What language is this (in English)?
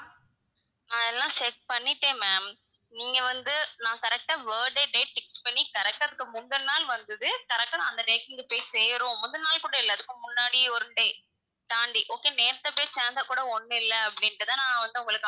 Tamil